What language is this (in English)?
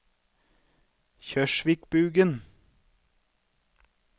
Norwegian